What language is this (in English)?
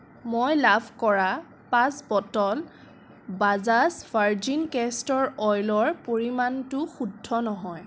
Assamese